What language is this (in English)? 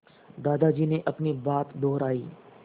Hindi